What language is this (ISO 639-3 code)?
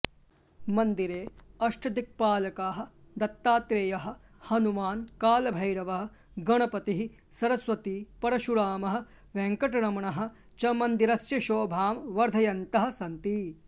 san